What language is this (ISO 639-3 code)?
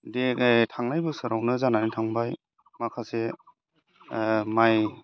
brx